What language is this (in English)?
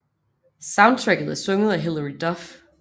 Danish